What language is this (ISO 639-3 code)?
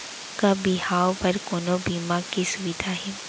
hne